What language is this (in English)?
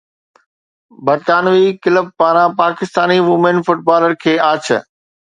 Sindhi